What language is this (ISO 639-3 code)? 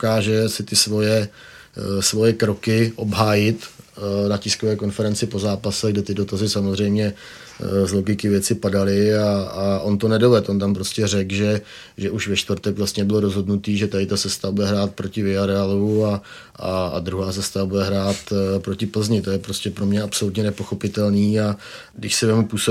ces